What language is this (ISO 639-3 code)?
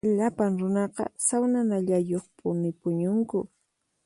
qxp